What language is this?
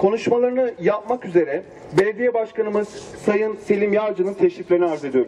Turkish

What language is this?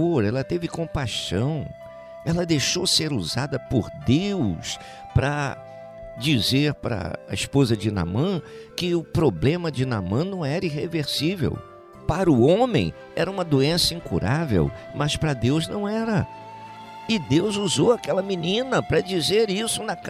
Portuguese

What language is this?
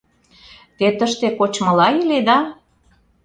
Mari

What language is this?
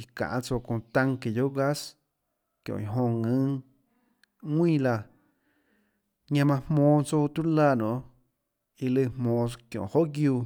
Tlacoatzintepec Chinantec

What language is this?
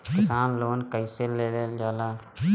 Bhojpuri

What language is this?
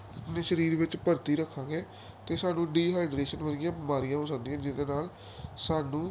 Punjabi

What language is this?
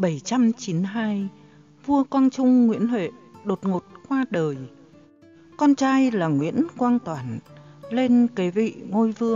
Vietnamese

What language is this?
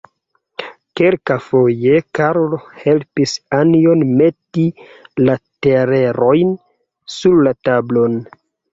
Esperanto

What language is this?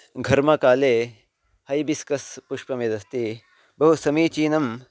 Sanskrit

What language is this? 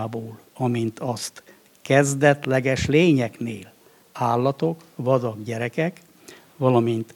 Hungarian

